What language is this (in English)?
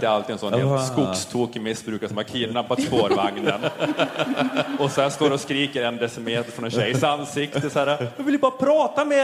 Swedish